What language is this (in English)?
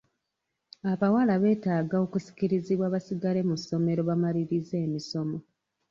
Ganda